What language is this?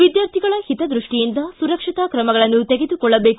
Kannada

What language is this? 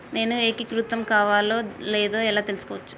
Telugu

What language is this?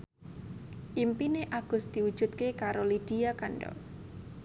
Javanese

